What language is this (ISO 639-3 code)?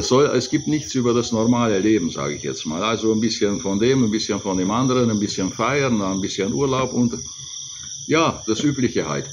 deu